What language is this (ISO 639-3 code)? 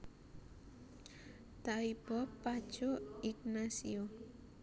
jav